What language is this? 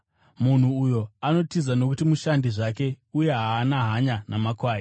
Shona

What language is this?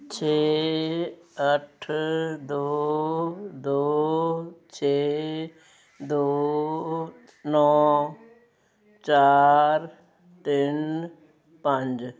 Punjabi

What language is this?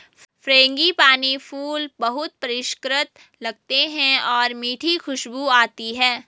Hindi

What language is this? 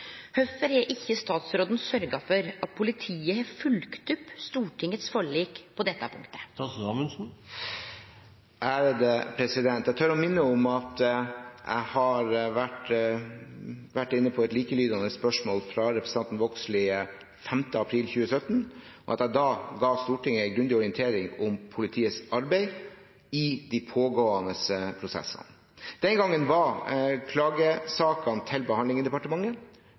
Norwegian Bokmål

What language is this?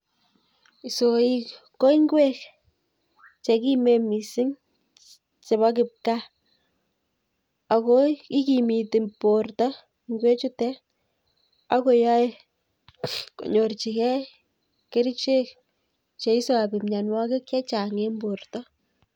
Kalenjin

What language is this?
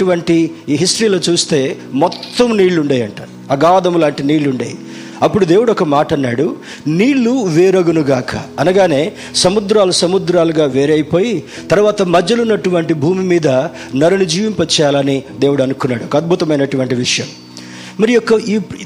Telugu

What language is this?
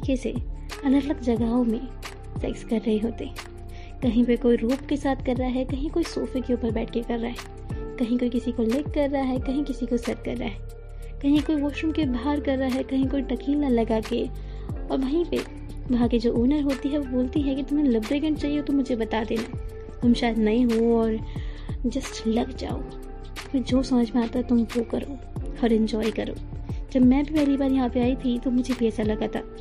Hindi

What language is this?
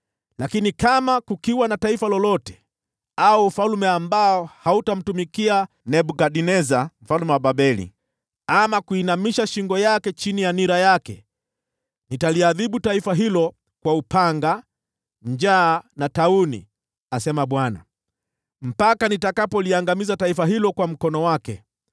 Swahili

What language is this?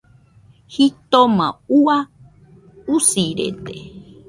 Nüpode Huitoto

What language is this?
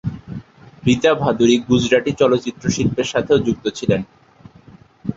Bangla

